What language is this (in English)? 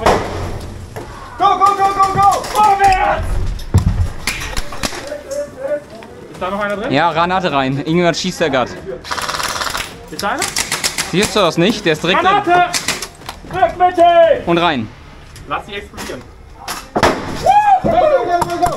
German